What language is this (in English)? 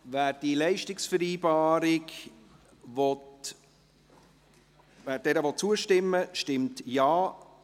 Swiss German